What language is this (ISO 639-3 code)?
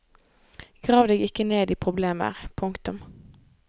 nor